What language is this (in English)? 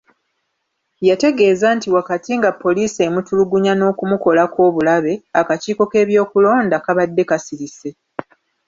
Ganda